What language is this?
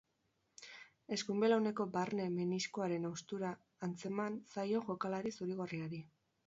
Basque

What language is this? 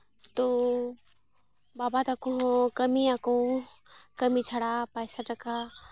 Santali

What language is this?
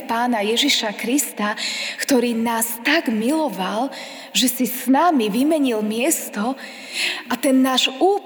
Slovak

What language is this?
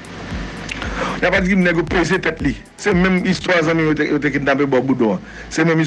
French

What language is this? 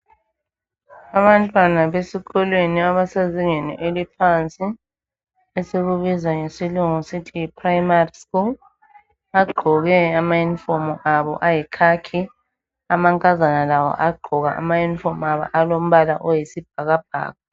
North Ndebele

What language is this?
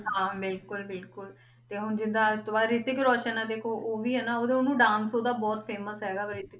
Punjabi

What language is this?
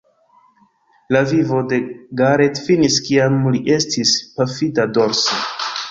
Esperanto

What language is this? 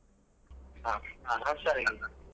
Kannada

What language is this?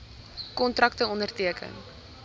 Afrikaans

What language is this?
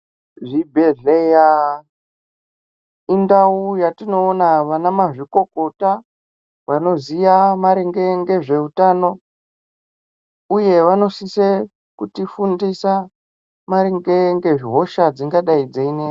Ndau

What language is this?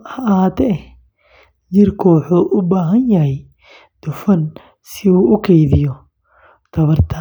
Somali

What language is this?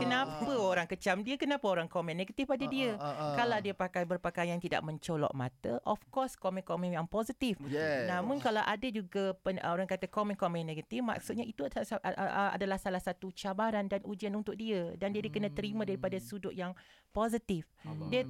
Malay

